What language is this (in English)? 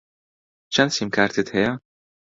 Central Kurdish